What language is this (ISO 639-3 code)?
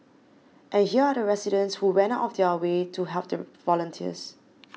eng